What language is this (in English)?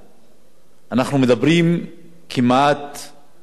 Hebrew